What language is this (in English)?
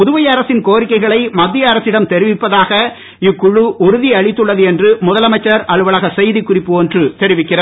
Tamil